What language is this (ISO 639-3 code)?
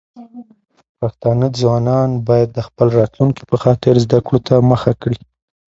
pus